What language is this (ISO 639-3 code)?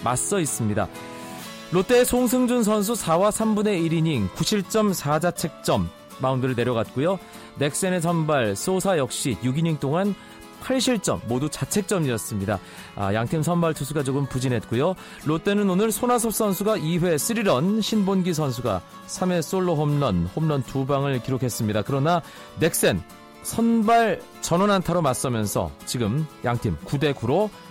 kor